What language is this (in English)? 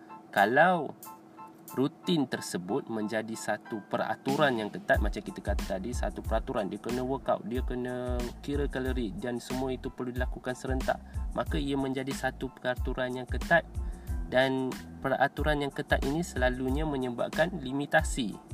Malay